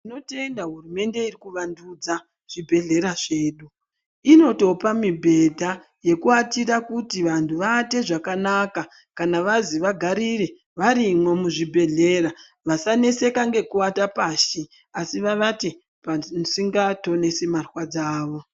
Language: Ndau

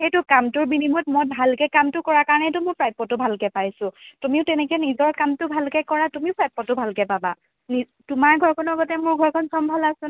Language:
Assamese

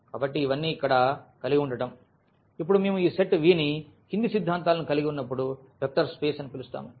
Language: Telugu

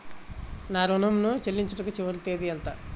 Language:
Telugu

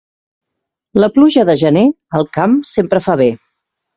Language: Catalan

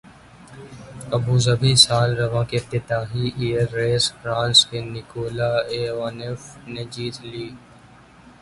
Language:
Urdu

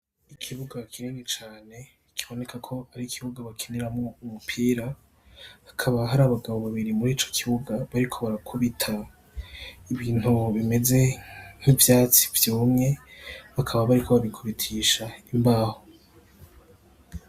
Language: Rundi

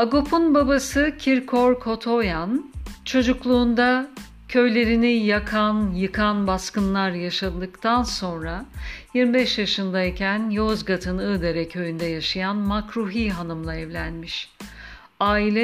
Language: Turkish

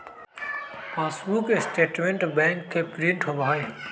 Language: Magahi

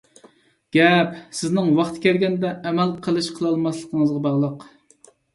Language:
Uyghur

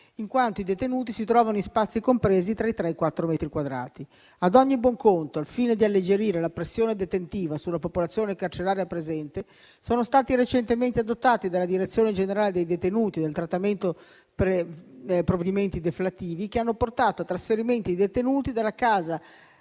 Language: Italian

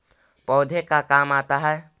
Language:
Magahi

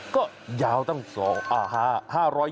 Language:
Thai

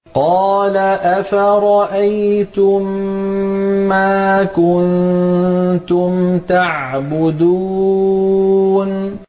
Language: Arabic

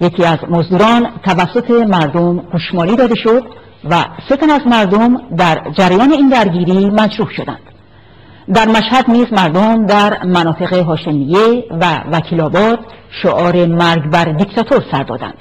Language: Persian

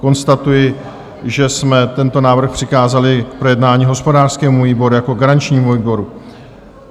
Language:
Czech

